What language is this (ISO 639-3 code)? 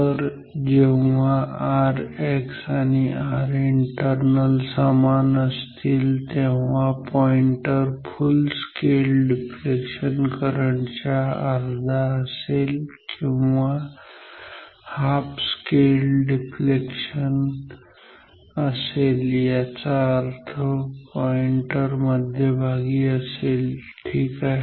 mar